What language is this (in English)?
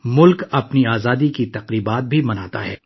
Urdu